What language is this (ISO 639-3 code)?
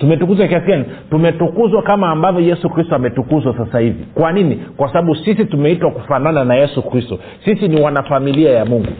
swa